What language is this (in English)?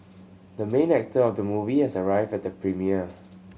English